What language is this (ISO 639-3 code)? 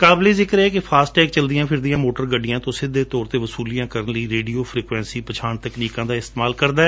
pan